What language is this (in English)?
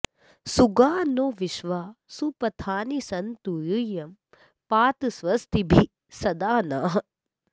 Sanskrit